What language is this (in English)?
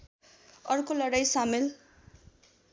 Nepali